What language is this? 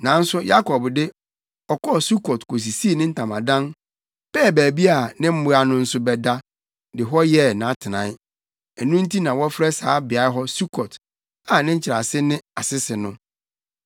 Akan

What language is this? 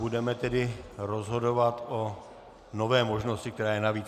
Czech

